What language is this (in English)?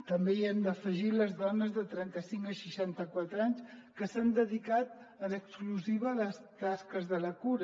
Catalan